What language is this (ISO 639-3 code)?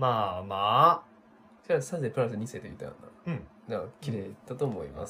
jpn